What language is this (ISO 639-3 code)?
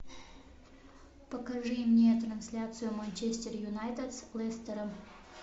rus